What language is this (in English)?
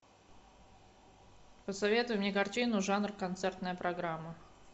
Russian